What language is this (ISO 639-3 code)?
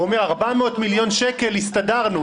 heb